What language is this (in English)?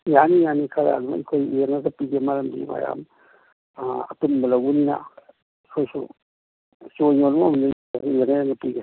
Manipuri